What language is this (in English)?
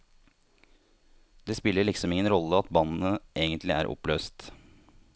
Norwegian